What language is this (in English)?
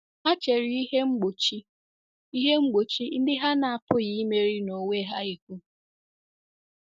Igbo